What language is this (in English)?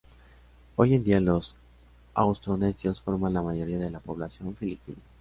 Spanish